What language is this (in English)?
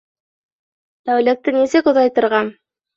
Bashkir